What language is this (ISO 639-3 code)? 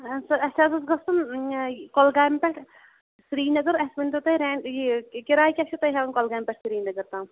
kas